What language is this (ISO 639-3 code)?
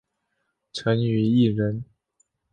zho